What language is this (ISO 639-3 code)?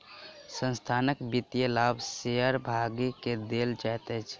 mai